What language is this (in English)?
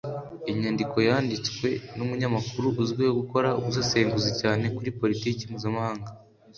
Kinyarwanda